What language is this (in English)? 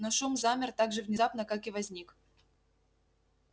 Russian